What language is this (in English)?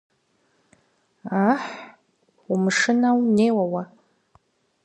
Kabardian